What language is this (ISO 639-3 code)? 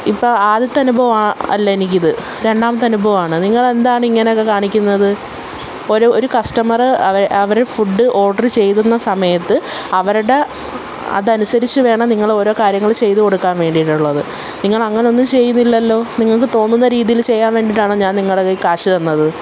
mal